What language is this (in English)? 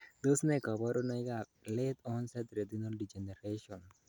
Kalenjin